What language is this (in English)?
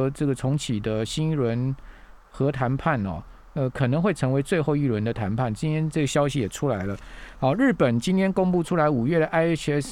Chinese